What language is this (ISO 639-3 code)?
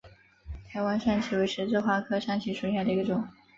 zho